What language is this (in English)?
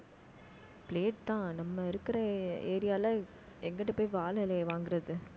Tamil